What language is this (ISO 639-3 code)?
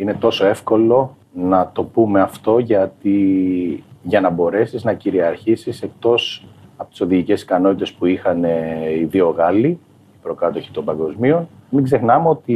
ell